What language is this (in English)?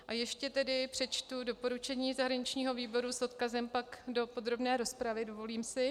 Czech